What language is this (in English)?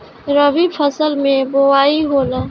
Bhojpuri